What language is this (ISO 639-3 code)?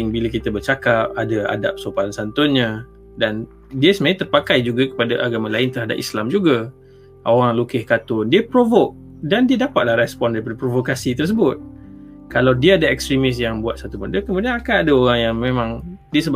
msa